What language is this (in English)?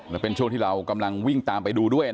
Thai